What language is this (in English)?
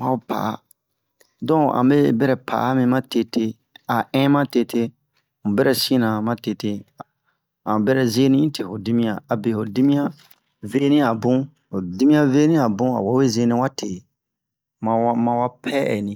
Bomu